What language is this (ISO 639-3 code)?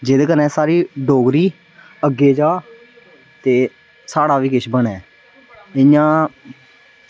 doi